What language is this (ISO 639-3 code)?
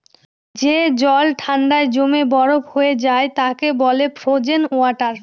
ben